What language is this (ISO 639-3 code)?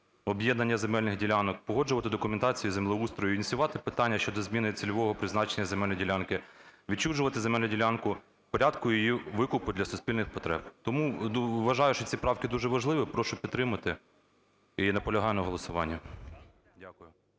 ukr